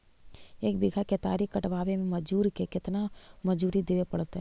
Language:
Magahi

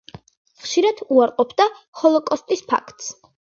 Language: Georgian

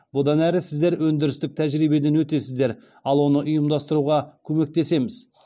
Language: Kazakh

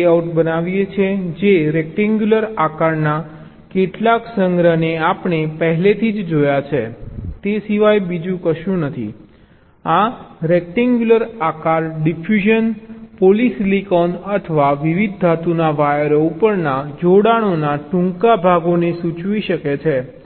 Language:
Gujarati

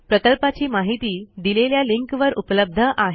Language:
Marathi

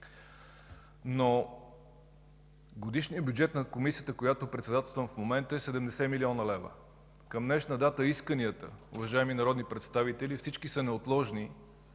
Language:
Bulgarian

